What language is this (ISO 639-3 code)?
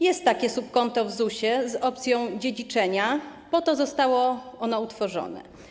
pol